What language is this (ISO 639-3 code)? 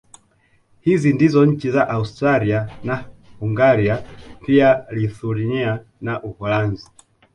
swa